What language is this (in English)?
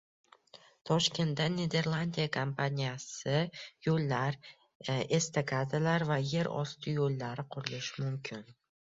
Uzbek